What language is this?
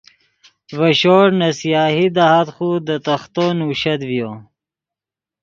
Yidgha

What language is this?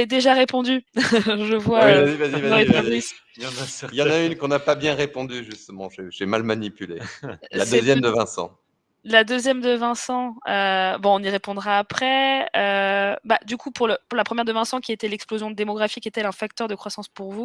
French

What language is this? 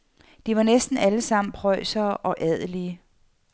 Danish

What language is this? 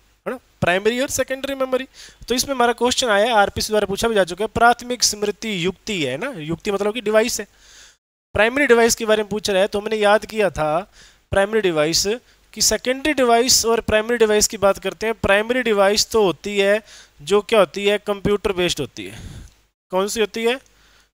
Hindi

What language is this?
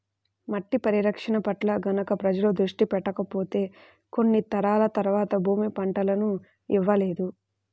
Telugu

